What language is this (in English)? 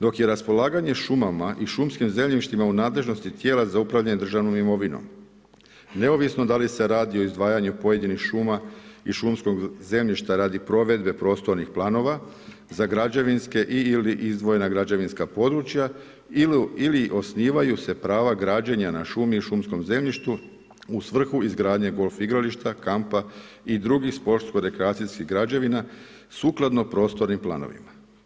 Croatian